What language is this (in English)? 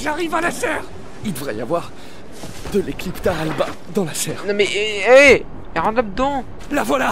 French